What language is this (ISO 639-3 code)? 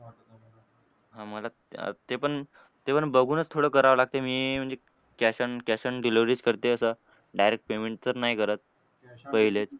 mar